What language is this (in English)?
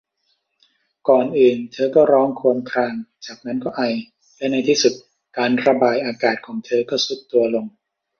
Thai